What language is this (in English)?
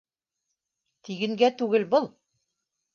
Bashkir